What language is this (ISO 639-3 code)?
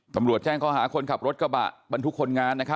tha